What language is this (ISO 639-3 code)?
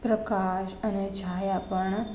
guj